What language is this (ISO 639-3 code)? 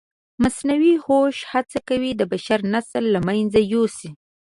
pus